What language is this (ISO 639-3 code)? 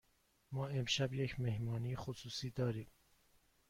fas